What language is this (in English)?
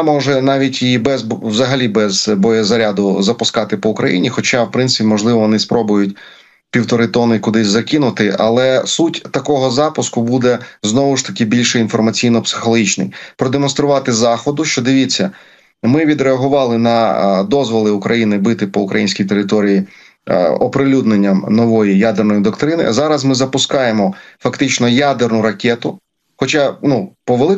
Ukrainian